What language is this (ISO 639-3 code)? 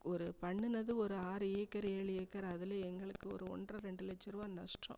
tam